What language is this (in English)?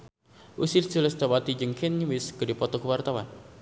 Sundanese